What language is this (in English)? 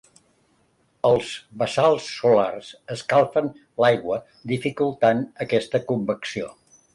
Catalan